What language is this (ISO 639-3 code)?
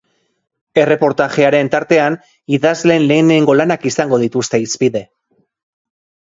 eus